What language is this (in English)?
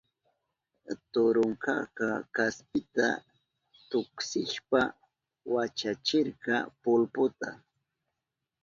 Southern Pastaza Quechua